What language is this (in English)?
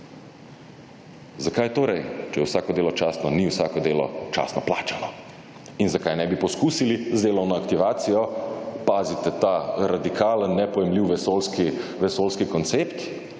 Slovenian